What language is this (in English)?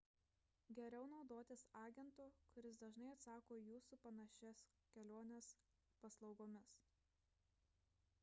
Lithuanian